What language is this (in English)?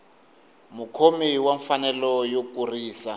Tsonga